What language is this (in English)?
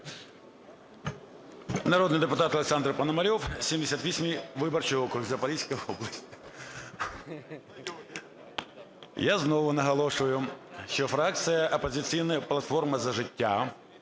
Ukrainian